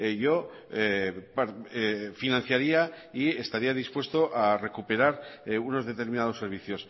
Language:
Spanish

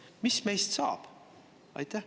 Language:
Estonian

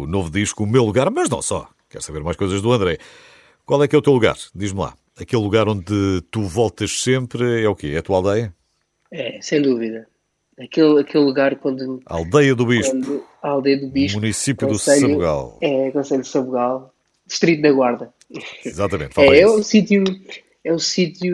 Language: Portuguese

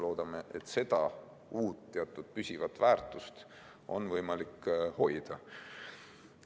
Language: Estonian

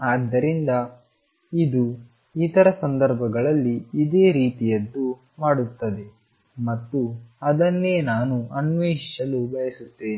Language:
Kannada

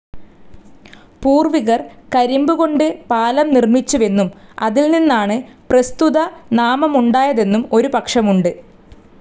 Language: Malayalam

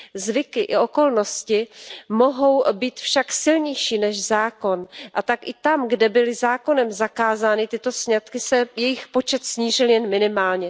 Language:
Czech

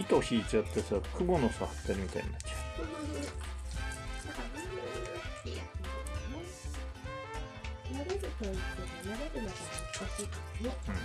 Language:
Japanese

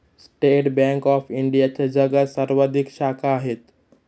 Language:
Marathi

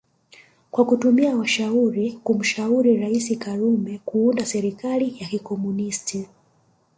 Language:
Swahili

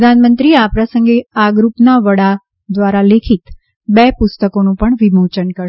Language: Gujarati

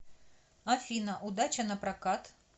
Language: Russian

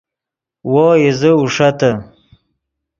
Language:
Yidgha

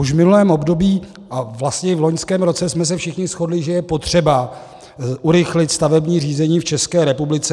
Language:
Czech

